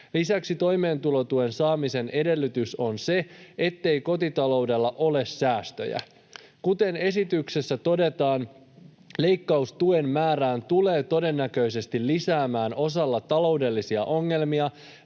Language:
Finnish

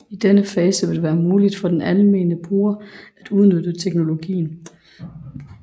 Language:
Danish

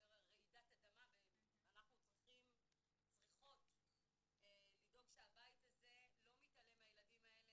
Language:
Hebrew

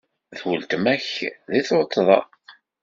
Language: Kabyle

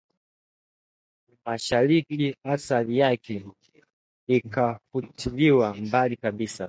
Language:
Swahili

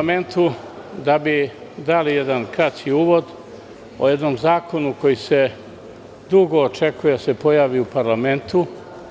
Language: Serbian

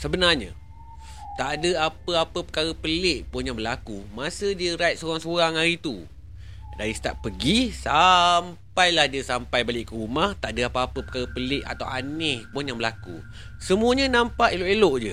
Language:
Malay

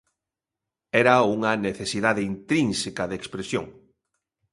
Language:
Galician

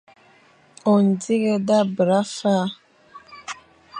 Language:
Fang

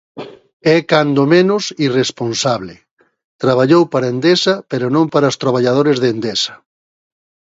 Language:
Galician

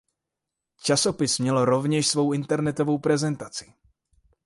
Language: Czech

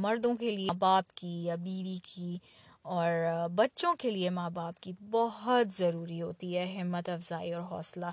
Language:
Urdu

